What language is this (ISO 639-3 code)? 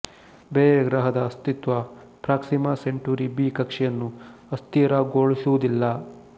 kan